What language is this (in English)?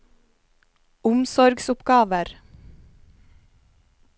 Norwegian